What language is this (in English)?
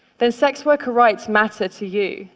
English